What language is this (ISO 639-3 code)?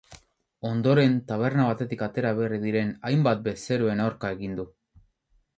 eus